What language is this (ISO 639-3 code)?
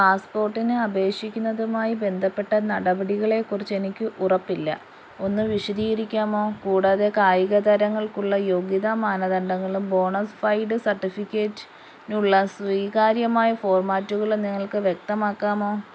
mal